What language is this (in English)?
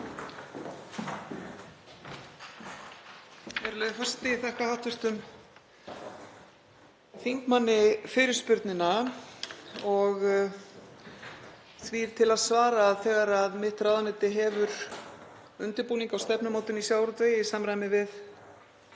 Icelandic